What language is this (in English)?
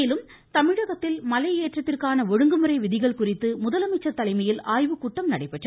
Tamil